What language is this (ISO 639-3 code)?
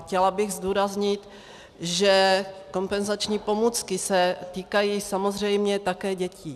ces